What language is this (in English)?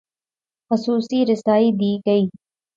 Urdu